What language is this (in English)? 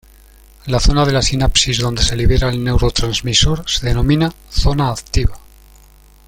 Spanish